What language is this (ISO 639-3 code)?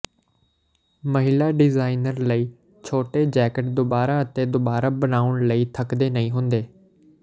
pan